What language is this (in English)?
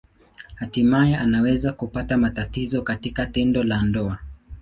Swahili